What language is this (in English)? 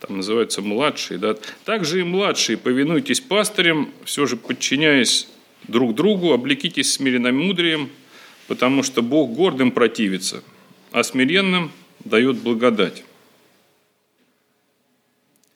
Russian